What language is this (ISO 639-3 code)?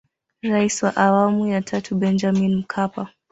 swa